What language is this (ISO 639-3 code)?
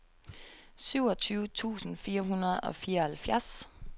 dan